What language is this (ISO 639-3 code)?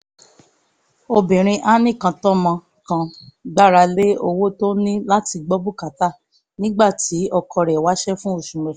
yor